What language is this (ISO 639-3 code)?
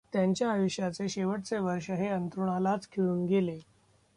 mar